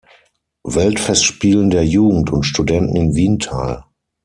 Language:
German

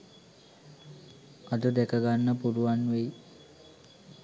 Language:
Sinhala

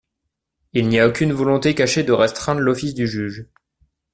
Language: French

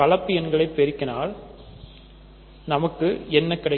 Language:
Tamil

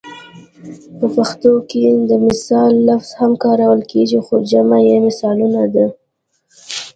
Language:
Pashto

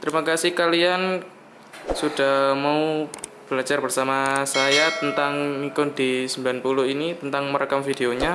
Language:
Indonesian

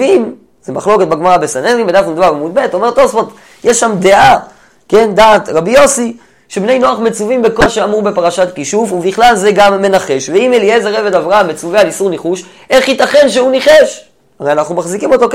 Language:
Hebrew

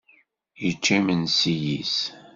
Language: Kabyle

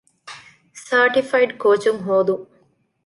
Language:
Divehi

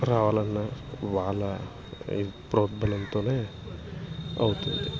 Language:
Telugu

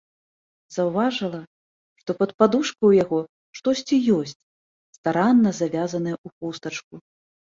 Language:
Belarusian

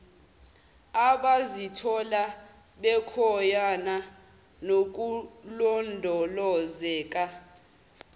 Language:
Zulu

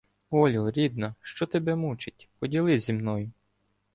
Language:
Ukrainian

